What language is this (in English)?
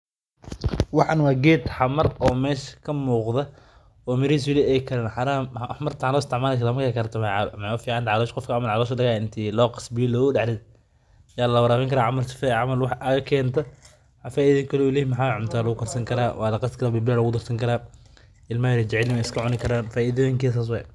Somali